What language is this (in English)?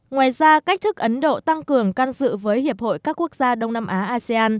Vietnamese